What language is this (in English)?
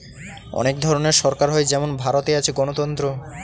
Bangla